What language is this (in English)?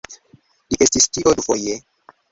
Esperanto